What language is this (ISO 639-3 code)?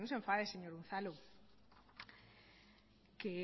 spa